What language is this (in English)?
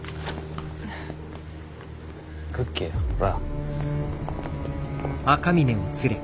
Japanese